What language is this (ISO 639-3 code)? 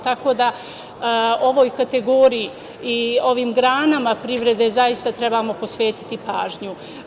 srp